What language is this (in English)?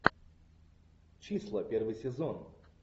Russian